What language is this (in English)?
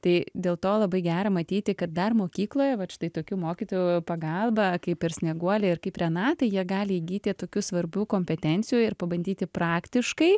Lithuanian